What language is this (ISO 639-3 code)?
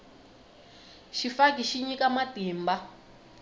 tso